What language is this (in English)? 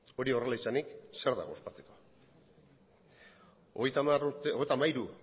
Basque